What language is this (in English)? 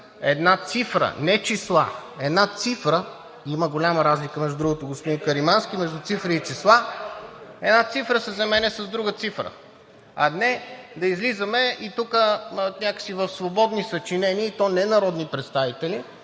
Bulgarian